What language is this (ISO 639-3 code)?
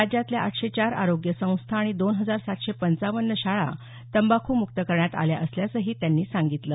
mar